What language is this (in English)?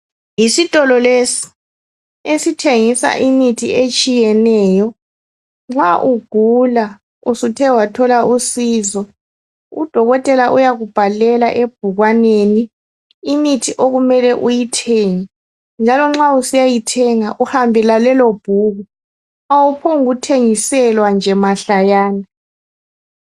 North Ndebele